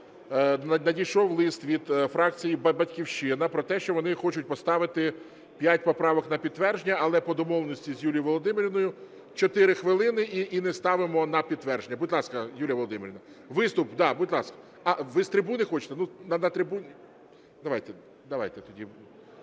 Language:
Ukrainian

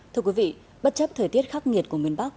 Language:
Vietnamese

